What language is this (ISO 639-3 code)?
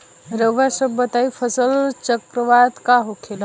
bho